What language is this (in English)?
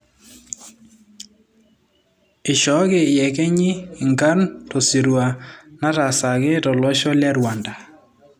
Masai